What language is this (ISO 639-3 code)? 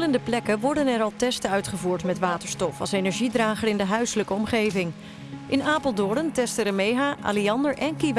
nld